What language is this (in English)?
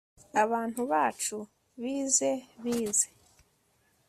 Kinyarwanda